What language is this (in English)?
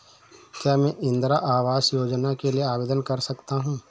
Hindi